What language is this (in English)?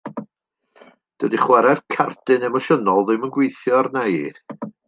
Welsh